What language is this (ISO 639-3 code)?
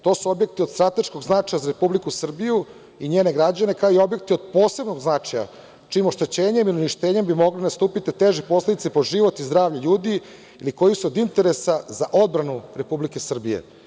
srp